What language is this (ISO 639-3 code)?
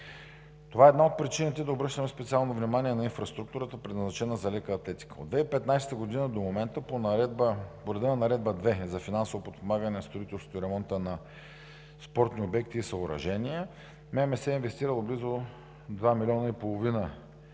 bul